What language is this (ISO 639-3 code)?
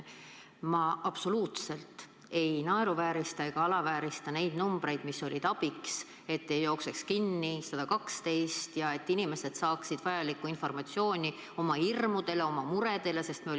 est